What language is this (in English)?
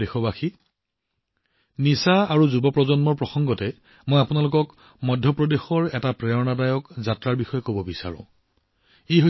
Assamese